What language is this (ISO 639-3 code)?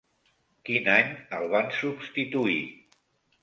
cat